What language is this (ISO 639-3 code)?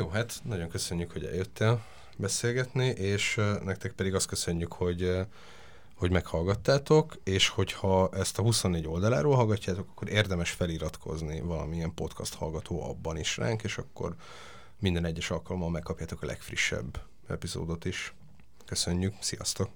hun